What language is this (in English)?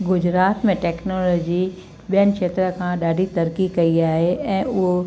Sindhi